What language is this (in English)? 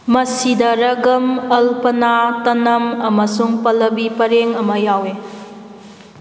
Manipuri